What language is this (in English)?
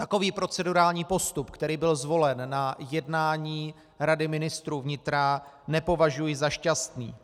Czech